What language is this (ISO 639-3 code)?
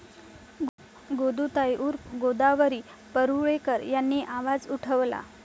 mar